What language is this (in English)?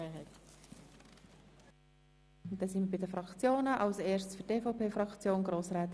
Swiss German